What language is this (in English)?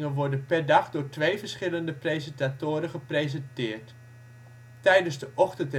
Dutch